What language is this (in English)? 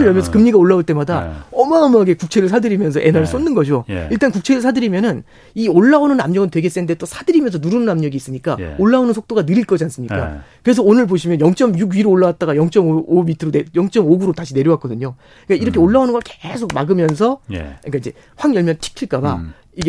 Korean